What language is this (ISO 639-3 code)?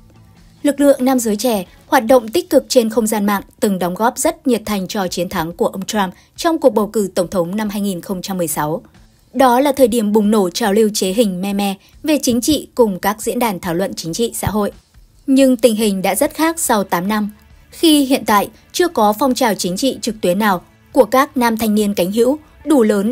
vie